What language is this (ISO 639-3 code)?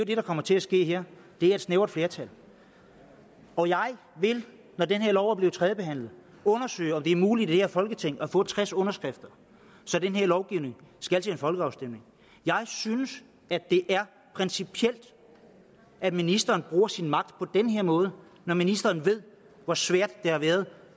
dan